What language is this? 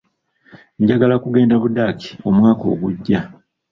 Ganda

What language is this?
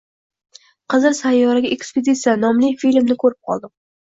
Uzbek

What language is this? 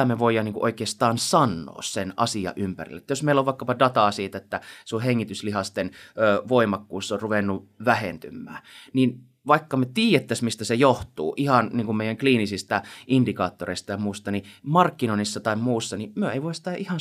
Finnish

